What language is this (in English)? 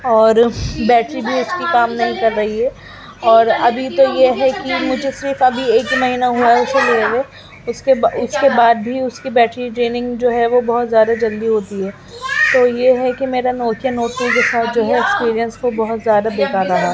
Urdu